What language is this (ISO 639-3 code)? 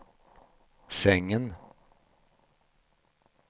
swe